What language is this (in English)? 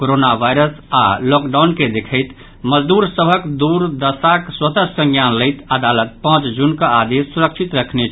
Maithili